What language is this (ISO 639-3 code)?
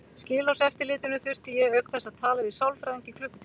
isl